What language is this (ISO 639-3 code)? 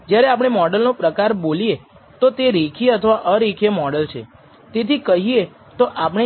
guj